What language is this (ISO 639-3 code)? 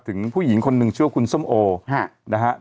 tha